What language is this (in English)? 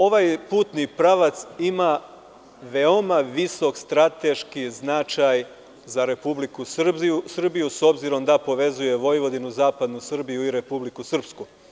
Serbian